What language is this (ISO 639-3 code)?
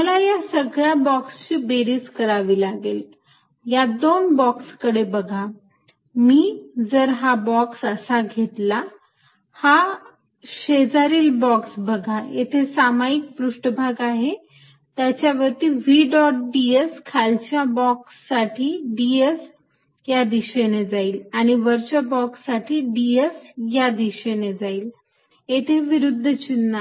mar